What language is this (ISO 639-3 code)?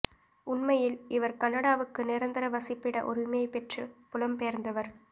tam